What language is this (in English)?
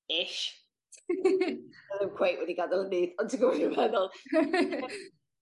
Welsh